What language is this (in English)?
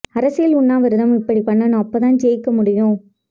Tamil